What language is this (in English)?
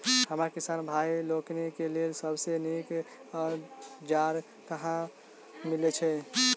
Maithili